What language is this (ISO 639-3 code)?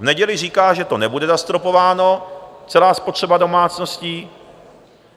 ces